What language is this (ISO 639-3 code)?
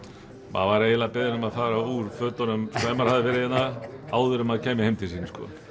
isl